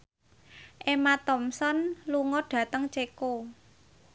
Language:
Javanese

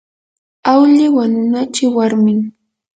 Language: Yanahuanca Pasco Quechua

